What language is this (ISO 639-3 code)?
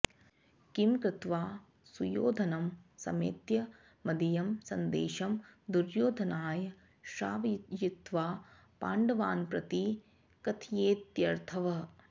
san